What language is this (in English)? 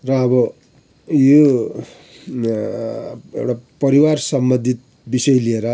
Nepali